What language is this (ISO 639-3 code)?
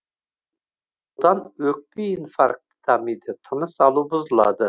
kaz